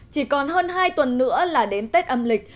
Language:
Vietnamese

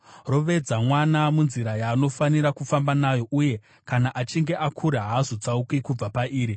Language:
Shona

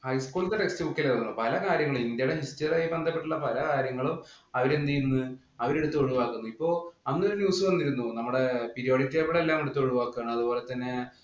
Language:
Malayalam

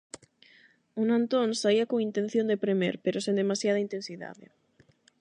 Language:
Galician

